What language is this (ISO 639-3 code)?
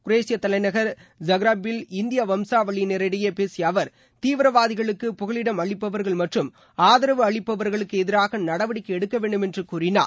tam